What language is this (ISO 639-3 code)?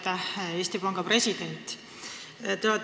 est